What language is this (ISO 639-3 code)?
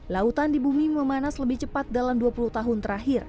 ind